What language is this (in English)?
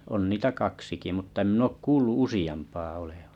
Finnish